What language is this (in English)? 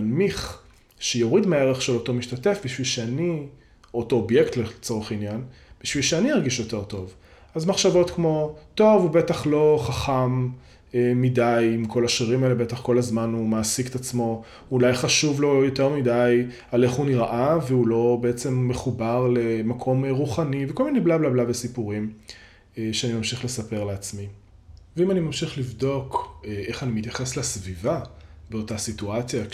Hebrew